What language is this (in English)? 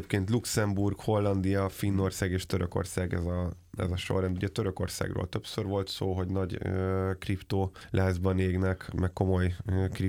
Hungarian